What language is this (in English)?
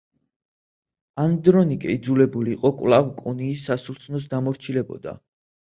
Georgian